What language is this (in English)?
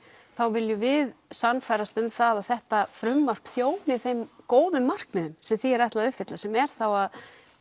Icelandic